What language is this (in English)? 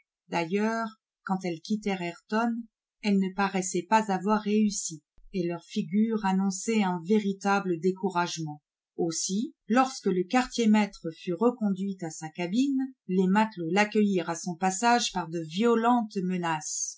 French